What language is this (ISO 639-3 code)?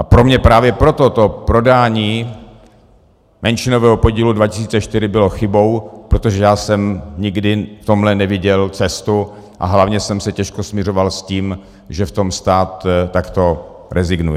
ces